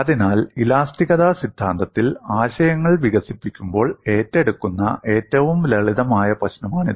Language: Malayalam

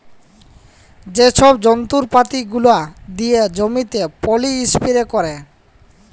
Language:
Bangla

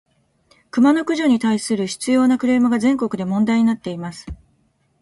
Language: Japanese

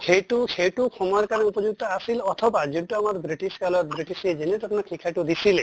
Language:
Assamese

